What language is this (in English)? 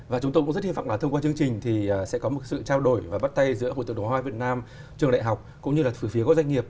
Vietnamese